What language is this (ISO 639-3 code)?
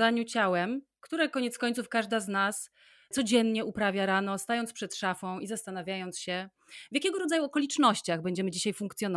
pol